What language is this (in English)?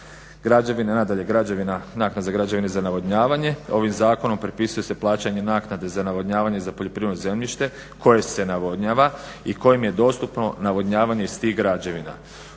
Croatian